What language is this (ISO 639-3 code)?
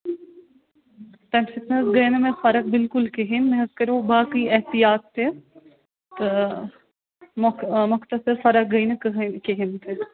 kas